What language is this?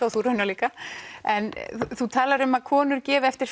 Icelandic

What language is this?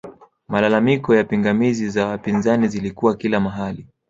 Swahili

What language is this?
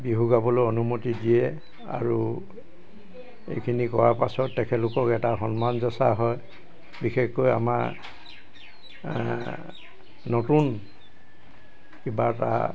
Assamese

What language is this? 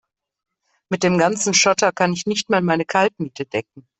German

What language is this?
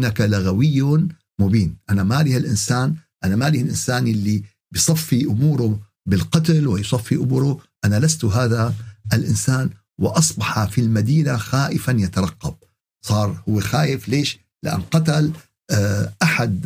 Arabic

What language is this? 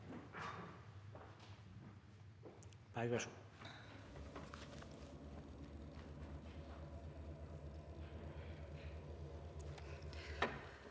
Norwegian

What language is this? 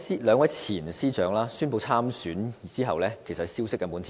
Cantonese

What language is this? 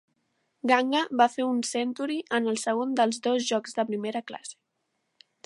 Catalan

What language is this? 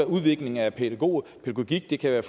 Danish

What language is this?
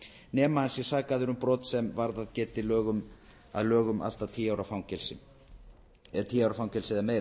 Icelandic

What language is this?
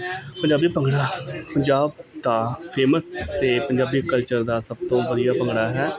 Punjabi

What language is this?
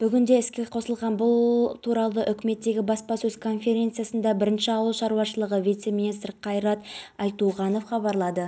Kazakh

